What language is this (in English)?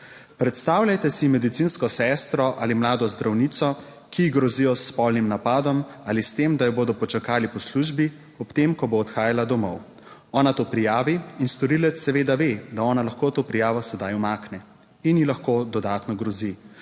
Slovenian